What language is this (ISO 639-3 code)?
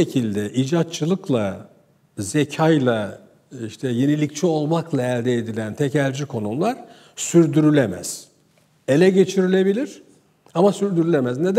tur